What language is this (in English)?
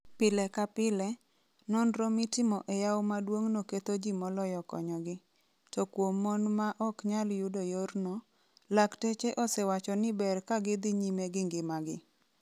Luo (Kenya and Tanzania)